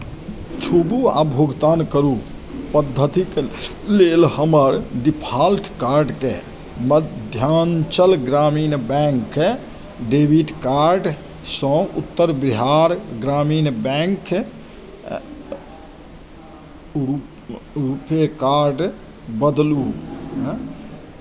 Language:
Maithili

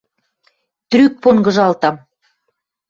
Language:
Western Mari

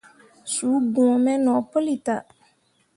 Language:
Mundang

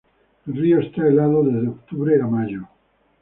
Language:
Spanish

